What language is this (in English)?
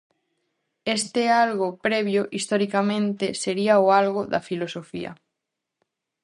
Galician